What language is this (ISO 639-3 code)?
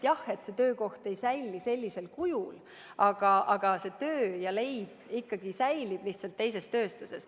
est